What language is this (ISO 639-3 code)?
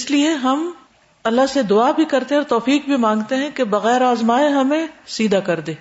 urd